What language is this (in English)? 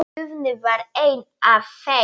Icelandic